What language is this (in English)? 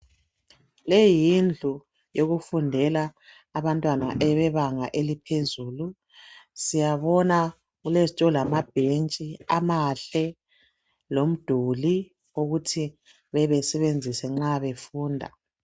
North Ndebele